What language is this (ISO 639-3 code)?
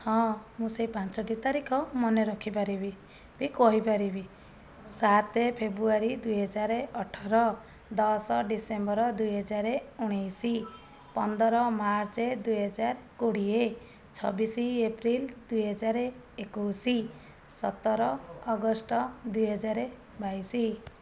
ori